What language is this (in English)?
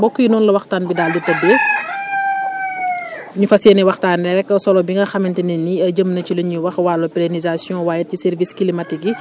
Wolof